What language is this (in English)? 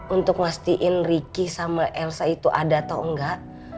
Indonesian